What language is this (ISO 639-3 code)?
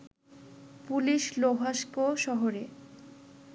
ben